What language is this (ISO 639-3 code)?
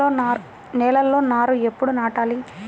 tel